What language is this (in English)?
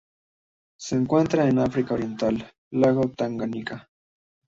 Spanish